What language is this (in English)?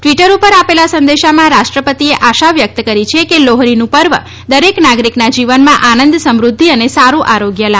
Gujarati